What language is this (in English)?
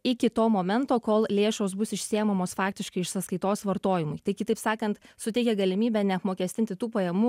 Lithuanian